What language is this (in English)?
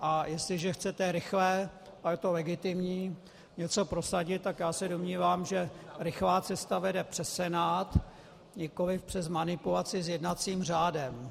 Czech